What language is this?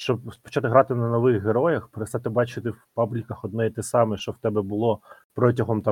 Ukrainian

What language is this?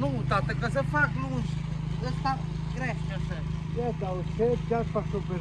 Romanian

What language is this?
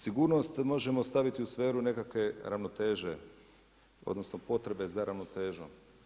Croatian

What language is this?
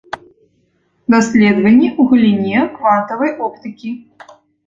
Belarusian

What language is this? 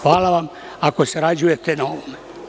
Serbian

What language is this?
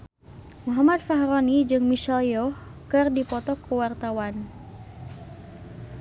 Sundanese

